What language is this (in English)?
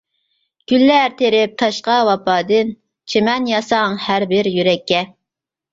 Uyghur